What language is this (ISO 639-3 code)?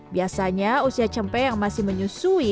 ind